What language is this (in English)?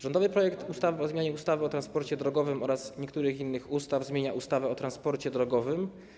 Polish